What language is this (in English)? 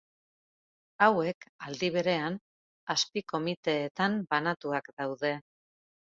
Basque